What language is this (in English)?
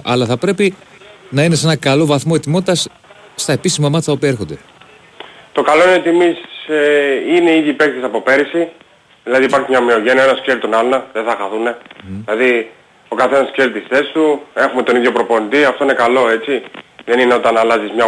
Greek